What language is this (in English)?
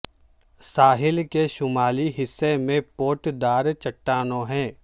Urdu